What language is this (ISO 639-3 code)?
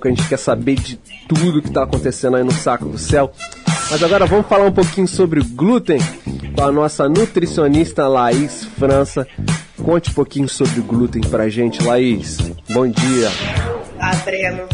por